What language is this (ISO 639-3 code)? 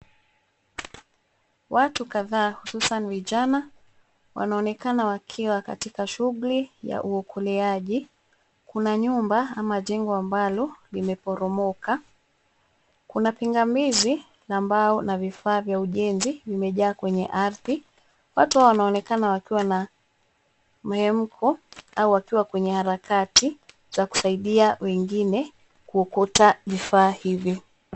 swa